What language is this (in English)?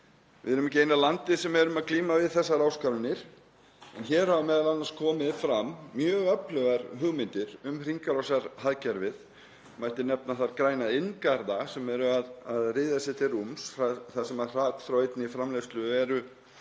Icelandic